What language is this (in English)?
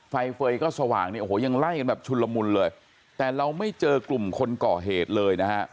Thai